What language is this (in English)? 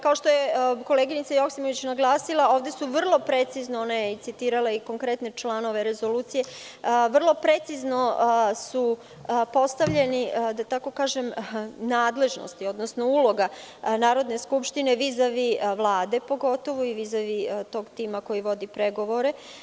Serbian